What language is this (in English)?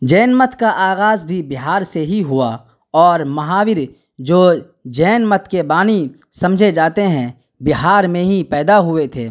Urdu